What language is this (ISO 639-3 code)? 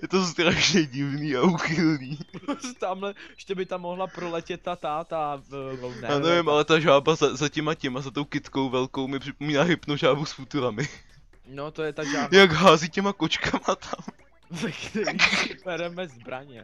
ces